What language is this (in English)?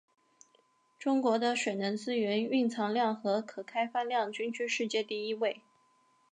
Chinese